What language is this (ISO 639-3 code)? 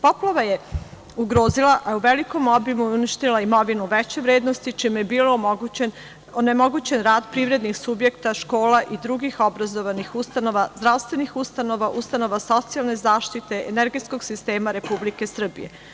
srp